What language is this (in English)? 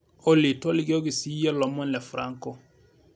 Masai